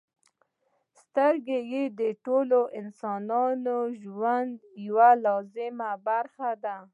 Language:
Pashto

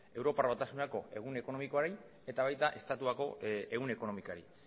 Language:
Basque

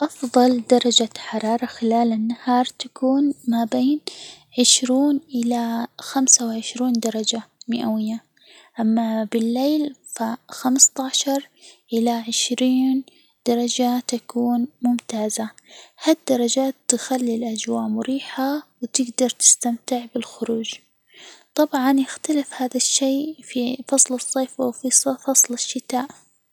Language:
Hijazi Arabic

